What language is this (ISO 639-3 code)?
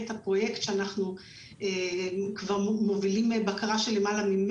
heb